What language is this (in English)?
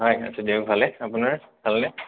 Assamese